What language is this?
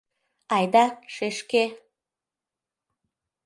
Mari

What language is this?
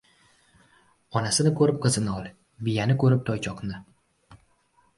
Uzbek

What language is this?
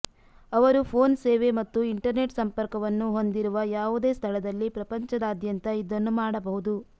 Kannada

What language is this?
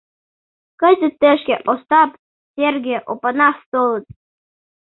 Mari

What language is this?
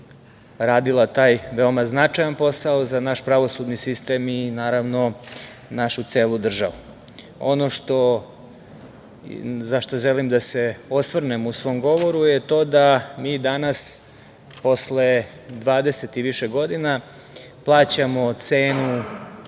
Serbian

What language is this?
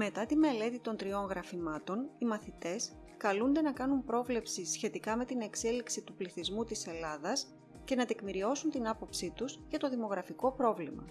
Greek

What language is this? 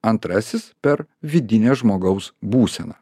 Lithuanian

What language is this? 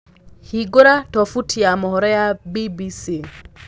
Kikuyu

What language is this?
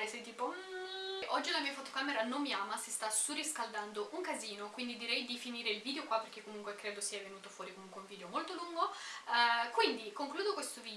Italian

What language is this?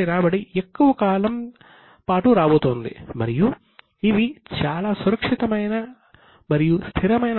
Telugu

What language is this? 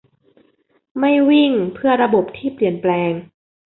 Thai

